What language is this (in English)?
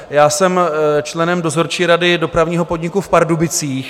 Czech